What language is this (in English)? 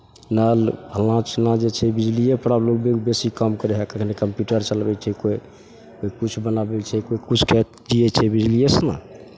Maithili